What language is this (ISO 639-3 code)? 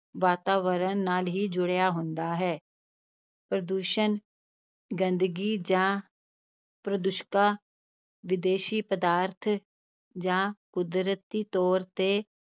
pan